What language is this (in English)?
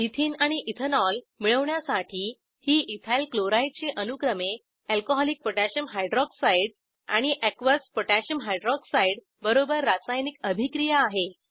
Marathi